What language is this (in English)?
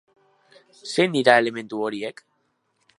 Basque